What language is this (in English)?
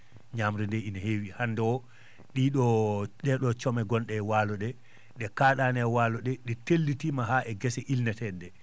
Fula